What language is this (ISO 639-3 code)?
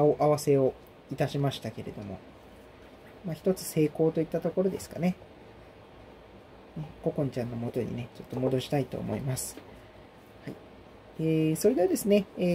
jpn